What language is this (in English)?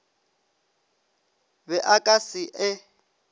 Northern Sotho